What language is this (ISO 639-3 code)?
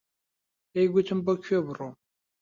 ckb